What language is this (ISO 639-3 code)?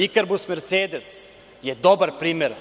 srp